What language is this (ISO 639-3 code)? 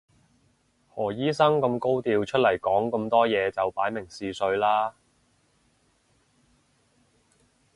yue